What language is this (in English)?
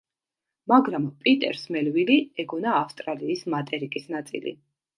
Georgian